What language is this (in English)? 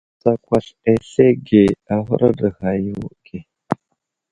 Wuzlam